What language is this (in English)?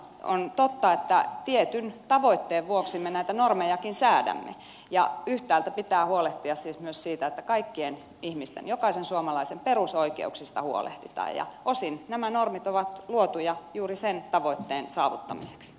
Finnish